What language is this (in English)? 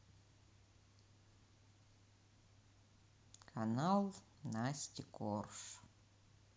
Russian